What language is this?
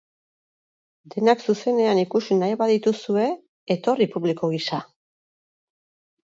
Basque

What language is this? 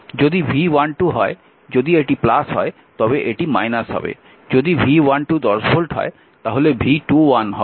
Bangla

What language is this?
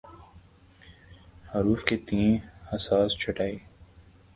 Urdu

